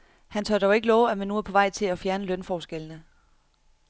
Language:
Danish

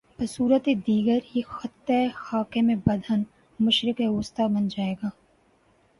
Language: Urdu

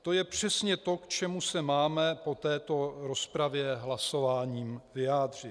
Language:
Czech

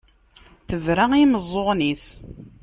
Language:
Kabyle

